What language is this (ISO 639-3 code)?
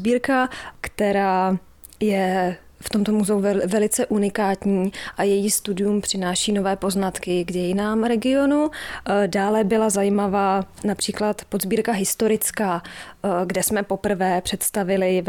ces